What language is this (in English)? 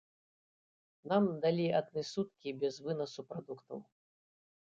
Belarusian